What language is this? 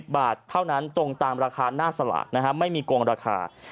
Thai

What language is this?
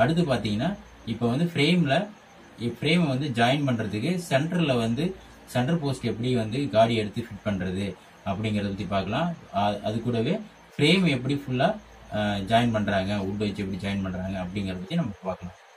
Tamil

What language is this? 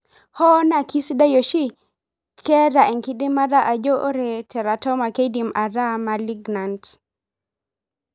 Masai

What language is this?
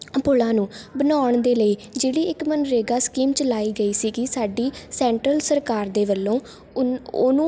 Punjabi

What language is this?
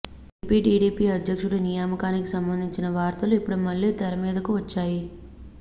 Telugu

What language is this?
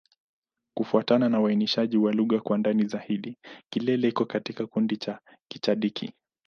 Swahili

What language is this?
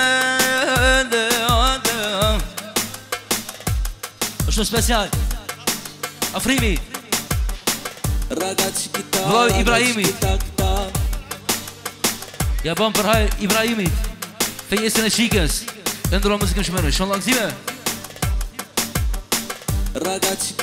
Romanian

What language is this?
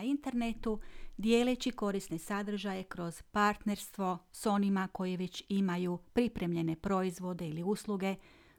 Croatian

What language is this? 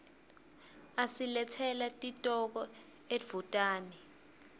Swati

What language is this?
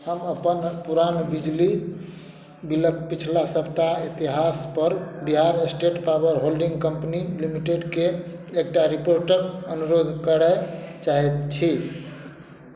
Maithili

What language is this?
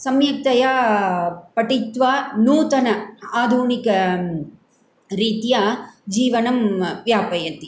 Sanskrit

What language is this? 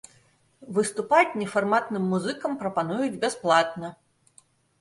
Belarusian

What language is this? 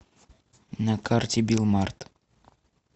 Russian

